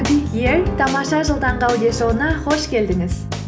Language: Kazakh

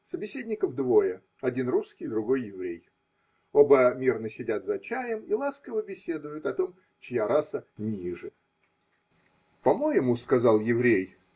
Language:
Russian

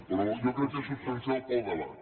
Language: Catalan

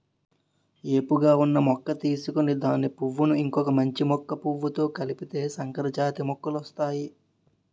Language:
Telugu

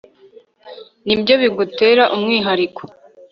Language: Kinyarwanda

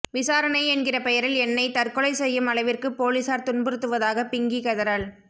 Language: Tamil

